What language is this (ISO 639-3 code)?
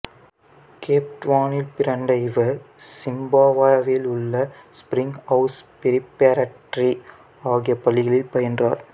tam